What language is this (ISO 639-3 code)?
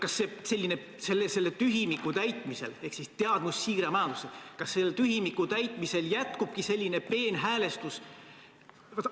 est